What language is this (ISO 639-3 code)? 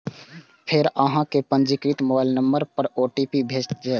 mai